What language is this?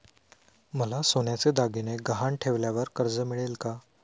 Marathi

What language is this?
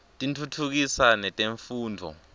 Swati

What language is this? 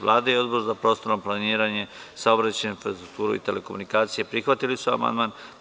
Serbian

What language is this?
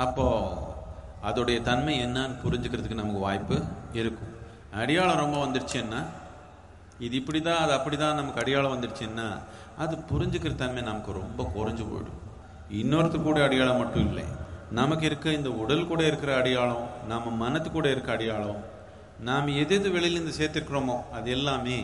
Tamil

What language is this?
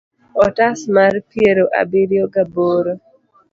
Luo (Kenya and Tanzania)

